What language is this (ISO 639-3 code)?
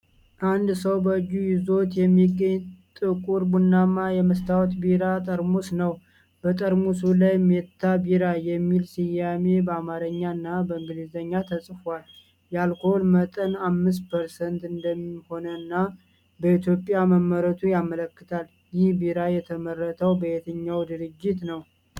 amh